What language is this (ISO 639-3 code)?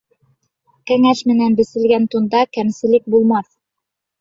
bak